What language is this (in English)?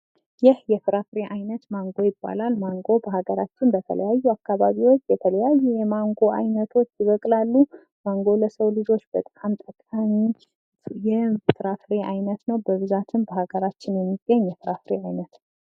Amharic